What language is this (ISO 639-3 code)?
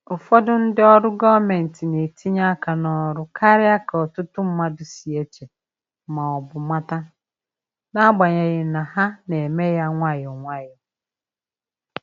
ibo